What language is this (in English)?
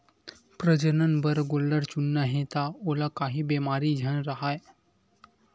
Chhattisgarhi